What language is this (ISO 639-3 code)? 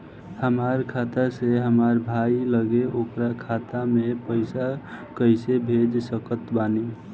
bho